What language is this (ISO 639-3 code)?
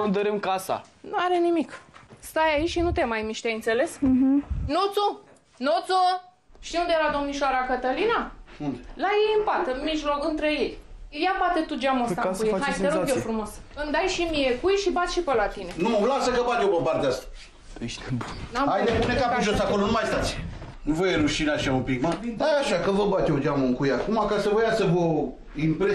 ron